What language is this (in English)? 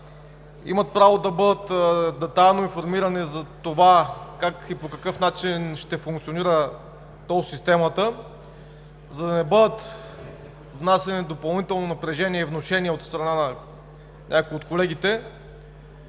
Bulgarian